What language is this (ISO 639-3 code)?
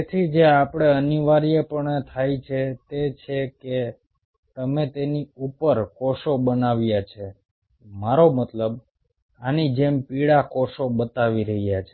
guj